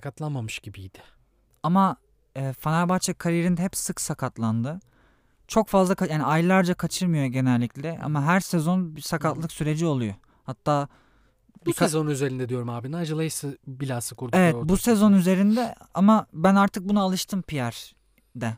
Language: Turkish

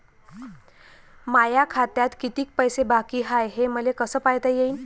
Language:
Marathi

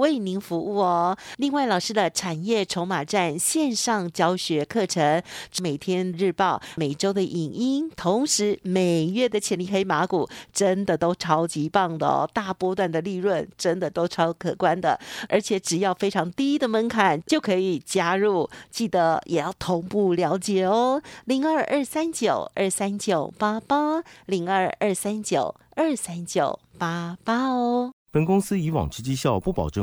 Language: Chinese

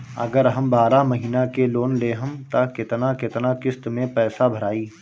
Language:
Bhojpuri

